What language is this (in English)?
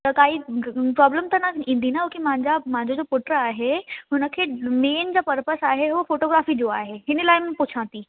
Sindhi